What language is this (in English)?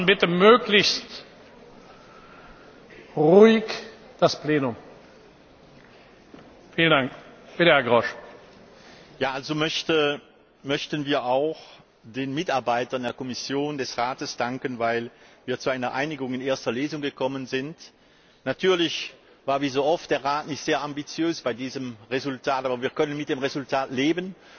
German